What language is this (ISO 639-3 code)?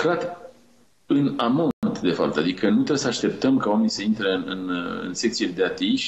ron